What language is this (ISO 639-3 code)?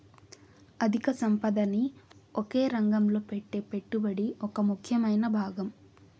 tel